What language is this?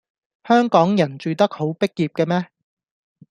Cantonese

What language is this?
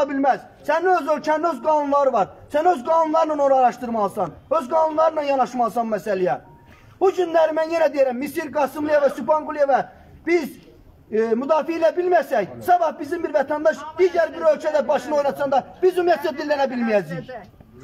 Turkish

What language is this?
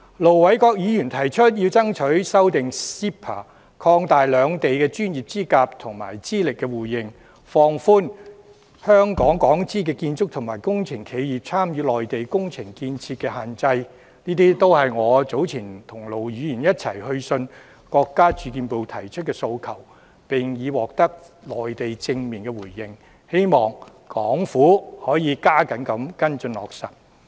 Cantonese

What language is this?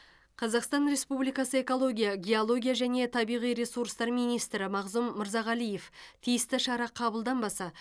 Kazakh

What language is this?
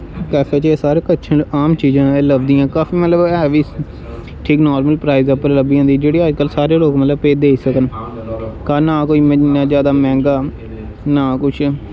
Dogri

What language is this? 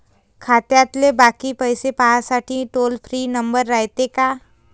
Marathi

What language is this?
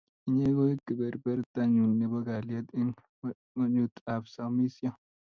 Kalenjin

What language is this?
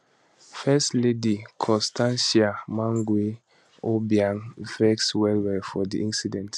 Nigerian Pidgin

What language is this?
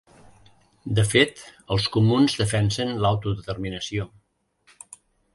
Catalan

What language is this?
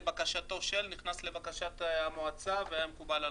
Hebrew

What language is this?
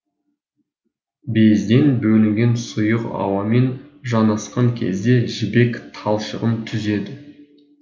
Kazakh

